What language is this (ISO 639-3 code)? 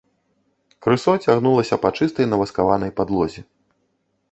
bel